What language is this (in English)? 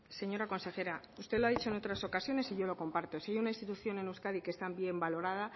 Spanish